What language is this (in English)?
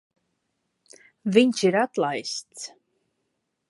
Latvian